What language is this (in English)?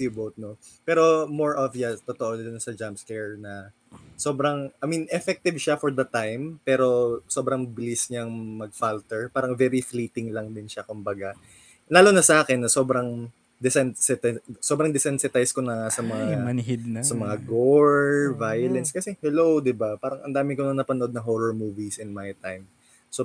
Filipino